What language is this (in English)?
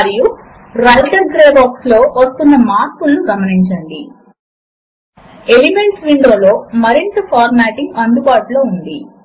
Telugu